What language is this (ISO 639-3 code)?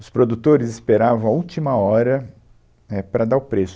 por